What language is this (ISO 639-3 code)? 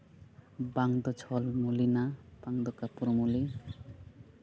sat